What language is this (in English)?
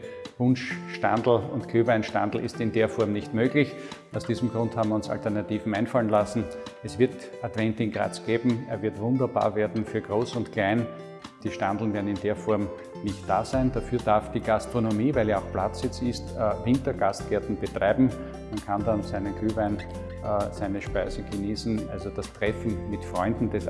German